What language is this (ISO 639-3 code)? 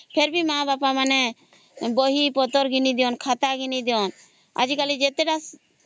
ori